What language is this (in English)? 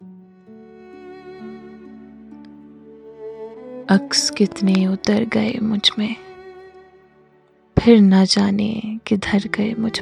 Hindi